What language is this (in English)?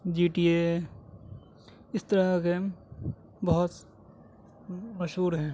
Urdu